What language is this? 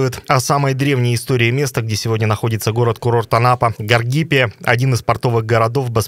Russian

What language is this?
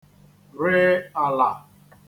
Igbo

